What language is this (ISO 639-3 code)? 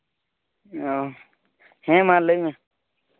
sat